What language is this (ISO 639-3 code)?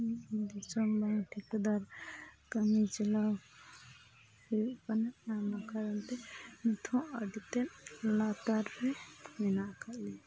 sat